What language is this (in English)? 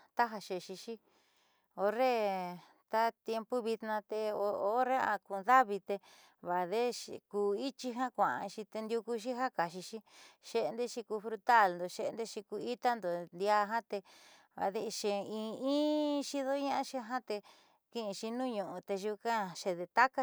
Southeastern Nochixtlán Mixtec